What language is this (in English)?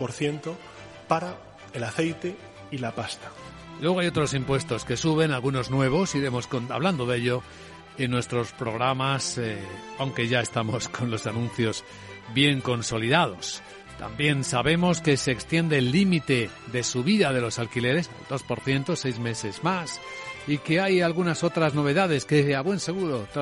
Spanish